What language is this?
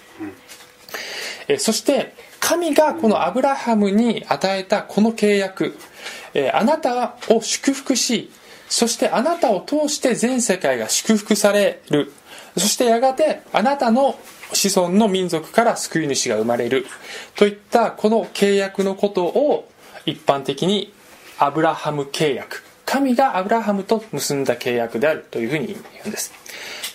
Japanese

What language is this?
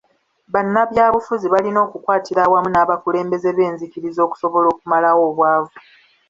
Ganda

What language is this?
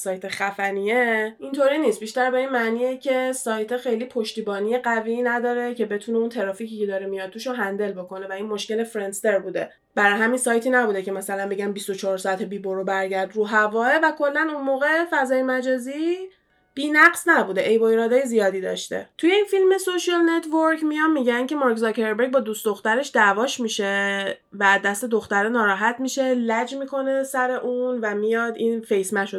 Persian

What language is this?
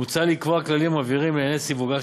Hebrew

